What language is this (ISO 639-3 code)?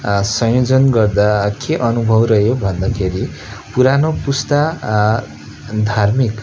nep